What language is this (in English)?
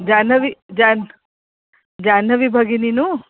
Sanskrit